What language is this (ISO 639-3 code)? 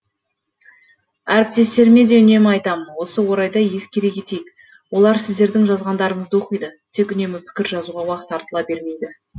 kaz